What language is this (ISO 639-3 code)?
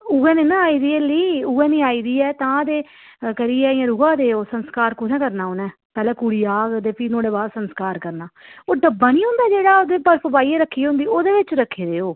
doi